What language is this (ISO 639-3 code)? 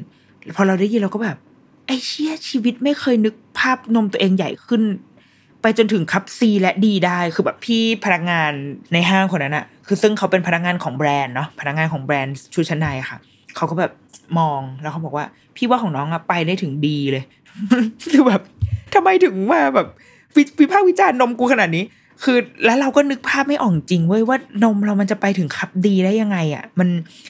tha